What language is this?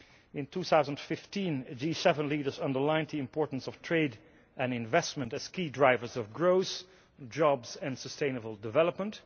English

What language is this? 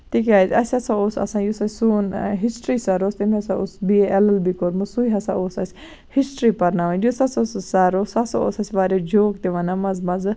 Kashmiri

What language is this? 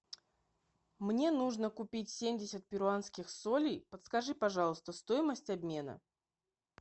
Russian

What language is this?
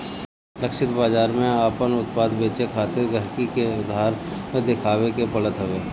Bhojpuri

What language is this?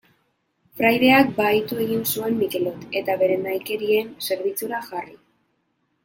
Basque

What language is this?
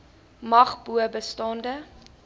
Afrikaans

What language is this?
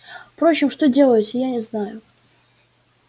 Russian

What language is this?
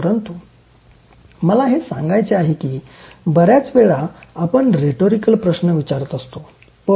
Marathi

